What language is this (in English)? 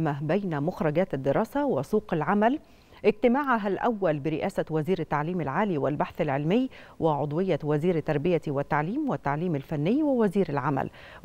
Arabic